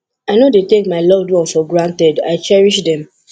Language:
Nigerian Pidgin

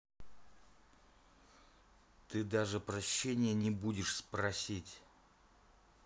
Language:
Russian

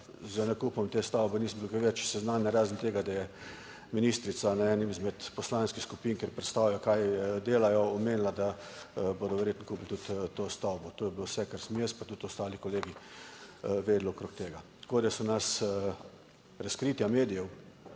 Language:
Slovenian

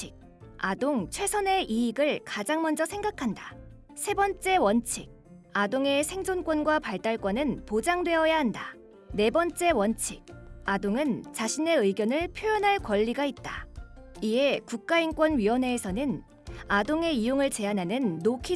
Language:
Korean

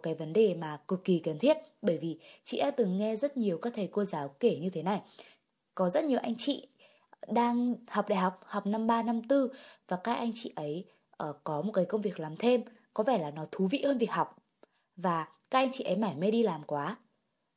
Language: Vietnamese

